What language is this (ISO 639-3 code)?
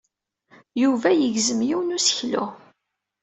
kab